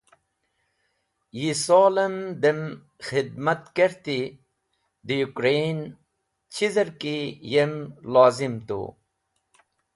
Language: Wakhi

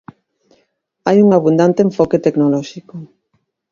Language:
Galician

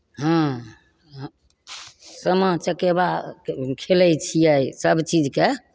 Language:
Maithili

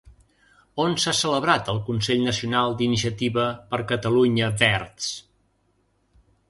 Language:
Catalan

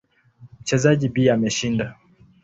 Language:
Swahili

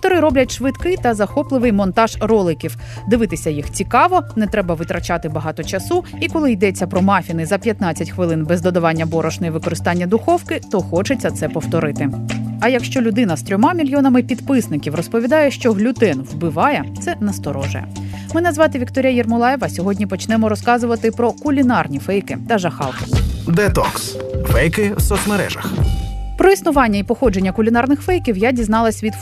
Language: Ukrainian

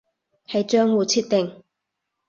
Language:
Cantonese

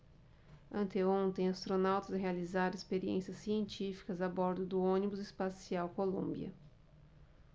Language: Portuguese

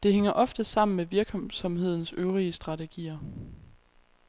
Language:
Danish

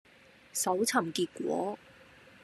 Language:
Cantonese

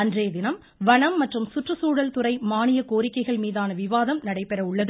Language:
Tamil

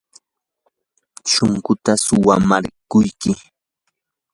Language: Yanahuanca Pasco Quechua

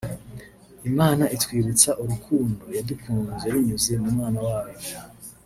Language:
Kinyarwanda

